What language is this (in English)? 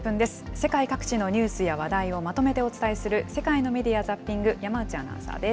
Japanese